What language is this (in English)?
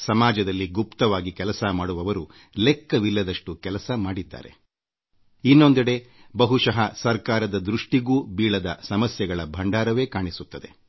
Kannada